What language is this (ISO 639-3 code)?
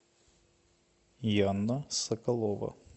rus